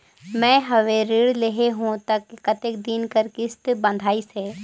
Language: Chhattisgarhi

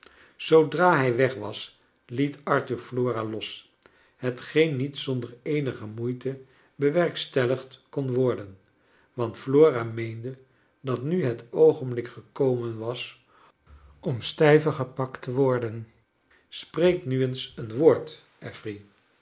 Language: Dutch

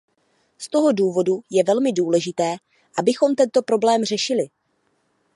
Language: Czech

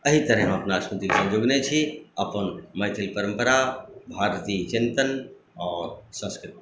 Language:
Maithili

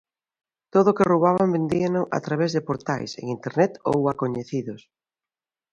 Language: Galician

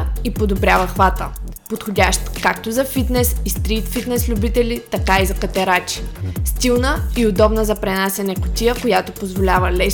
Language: Bulgarian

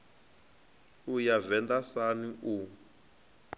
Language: Venda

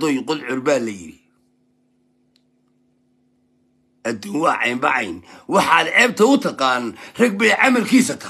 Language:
Arabic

